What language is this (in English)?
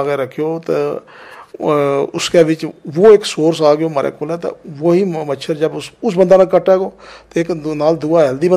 Punjabi